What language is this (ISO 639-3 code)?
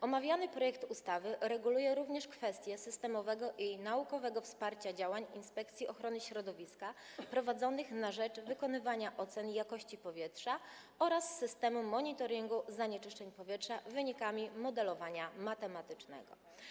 pol